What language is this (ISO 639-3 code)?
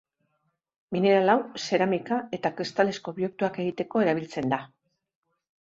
eus